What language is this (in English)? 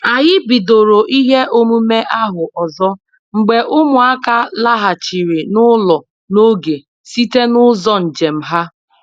Igbo